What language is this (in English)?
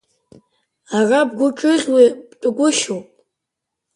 Abkhazian